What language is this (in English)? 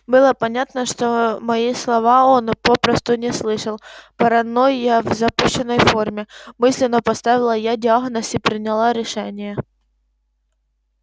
Russian